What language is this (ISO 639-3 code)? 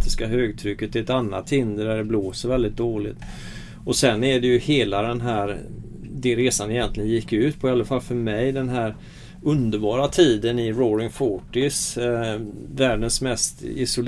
swe